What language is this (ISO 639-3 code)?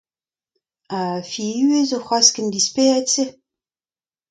bre